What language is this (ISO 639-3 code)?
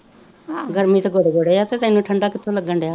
pan